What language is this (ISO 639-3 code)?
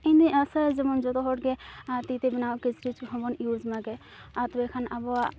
sat